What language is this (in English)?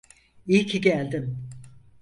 Turkish